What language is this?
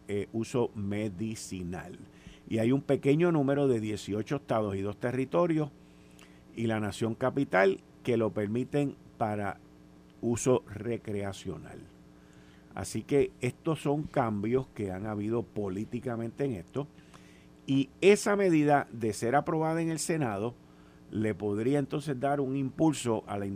Spanish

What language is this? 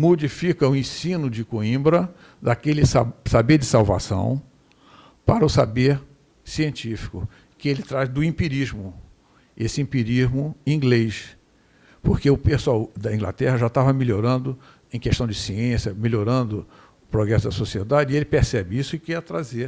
Portuguese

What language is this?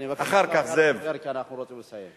Hebrew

